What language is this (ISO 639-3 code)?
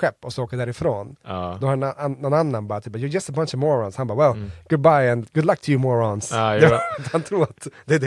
swe